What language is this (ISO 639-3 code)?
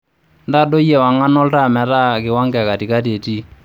mas